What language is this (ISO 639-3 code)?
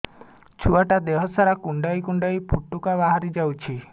ori